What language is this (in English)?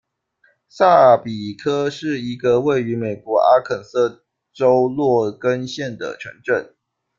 Chinese